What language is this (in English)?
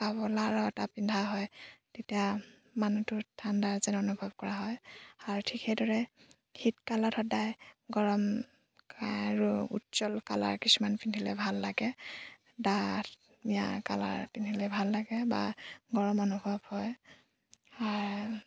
Assamese